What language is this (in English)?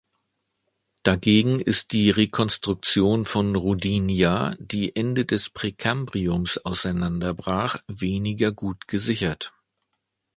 German